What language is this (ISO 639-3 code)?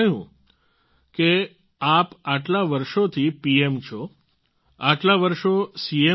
guj